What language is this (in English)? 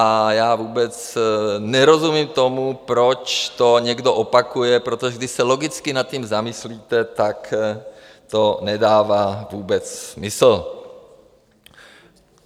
Czech